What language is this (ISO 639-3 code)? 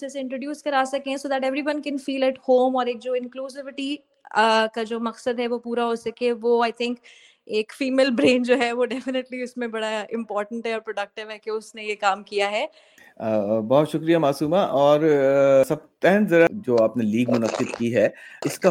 urd